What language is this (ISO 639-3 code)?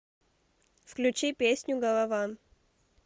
rus